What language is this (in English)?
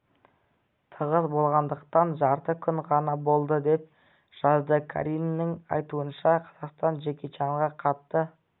Kazakh